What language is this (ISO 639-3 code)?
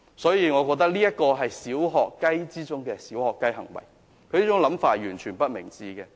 yue